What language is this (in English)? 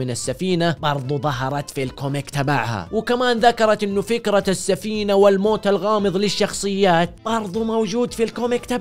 Arabic